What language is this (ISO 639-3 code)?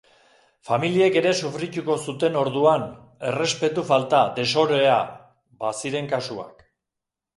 eus